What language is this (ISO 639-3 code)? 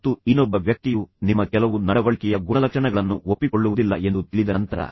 kan